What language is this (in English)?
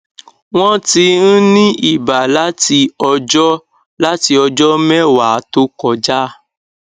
Yoruba